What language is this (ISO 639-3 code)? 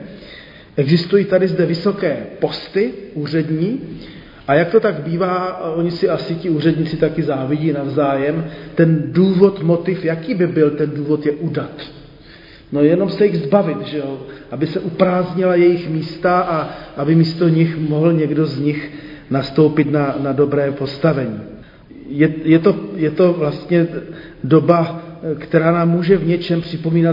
ces